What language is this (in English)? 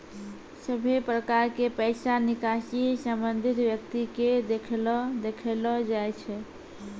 Maithili